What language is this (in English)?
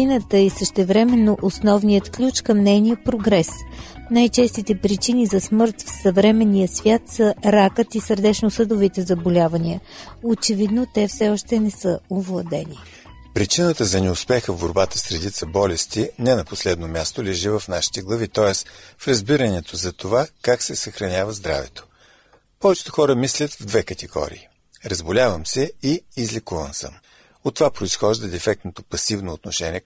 Bulgarian